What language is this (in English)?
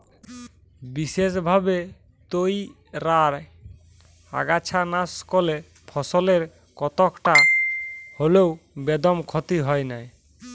Bangla